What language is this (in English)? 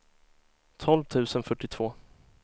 Swedish